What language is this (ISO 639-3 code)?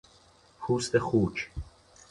fas